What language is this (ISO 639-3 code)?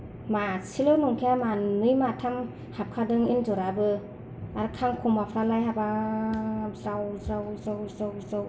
brx